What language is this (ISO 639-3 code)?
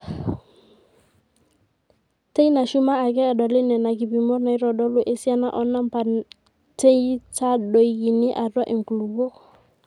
mas